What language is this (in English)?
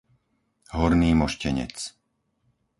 Slovak